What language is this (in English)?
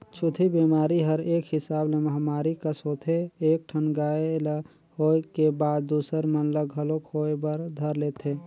Chhattisgarhi